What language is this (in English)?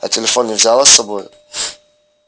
Russian